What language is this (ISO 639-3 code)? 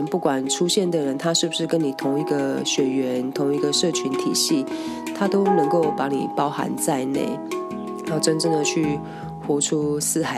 zho